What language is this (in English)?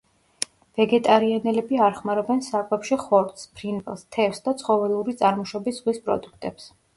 Georgian